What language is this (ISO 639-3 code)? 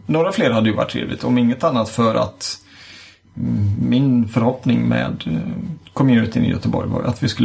swe